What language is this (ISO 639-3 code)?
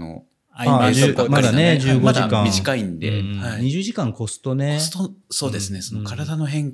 jpn